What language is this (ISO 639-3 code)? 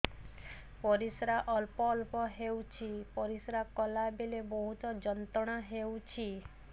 ori